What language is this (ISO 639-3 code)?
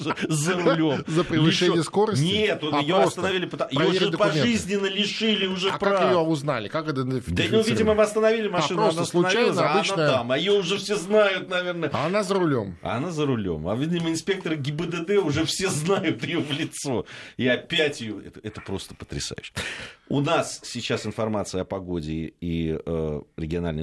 rus